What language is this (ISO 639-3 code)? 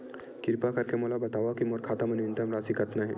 hne